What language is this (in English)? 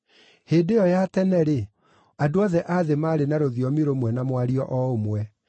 Kikuyu